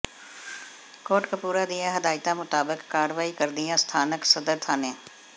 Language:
Punjabi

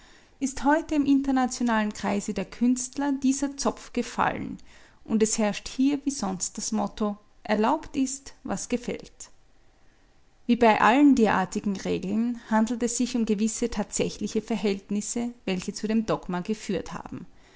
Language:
German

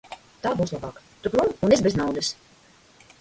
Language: Latvian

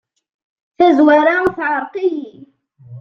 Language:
Kabyle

